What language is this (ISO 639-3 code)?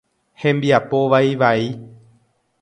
grn